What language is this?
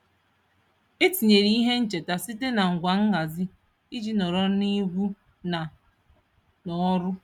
Igbo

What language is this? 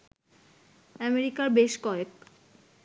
Bangla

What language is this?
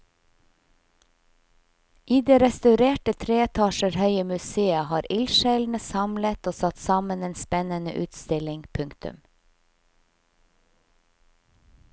Norwegian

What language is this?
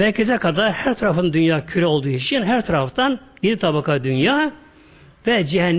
Turkish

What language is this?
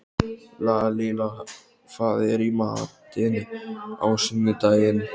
Icelandic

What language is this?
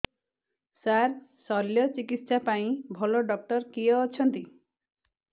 Odia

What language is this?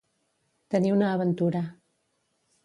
Catalan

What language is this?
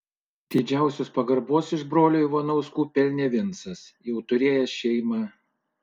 Lithuanian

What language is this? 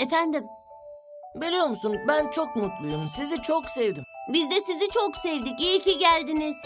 Turkish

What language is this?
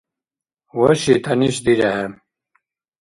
Dargwa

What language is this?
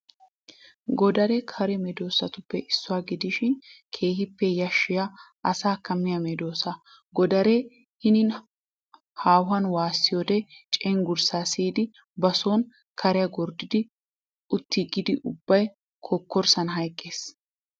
Wolaytta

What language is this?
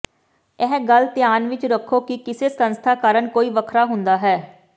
Punjabi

